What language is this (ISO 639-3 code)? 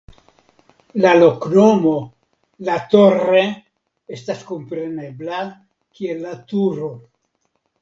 epo